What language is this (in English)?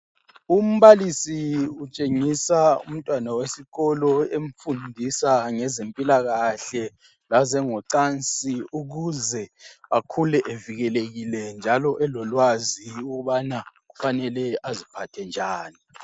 North Ndebele